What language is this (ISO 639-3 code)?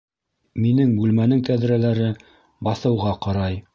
bak